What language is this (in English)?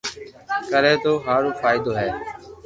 Loarki